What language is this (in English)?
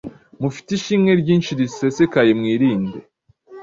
Kinyarwanda